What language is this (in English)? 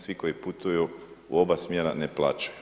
Croatian